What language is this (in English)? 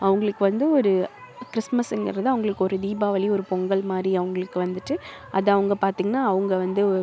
Tamil